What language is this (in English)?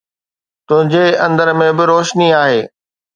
Sindhi